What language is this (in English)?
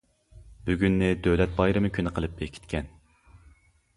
Uyghur